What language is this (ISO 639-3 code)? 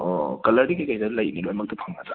mni